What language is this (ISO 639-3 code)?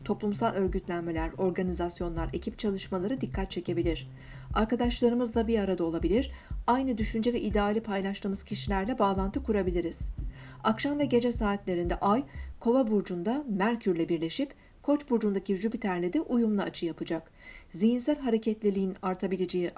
tur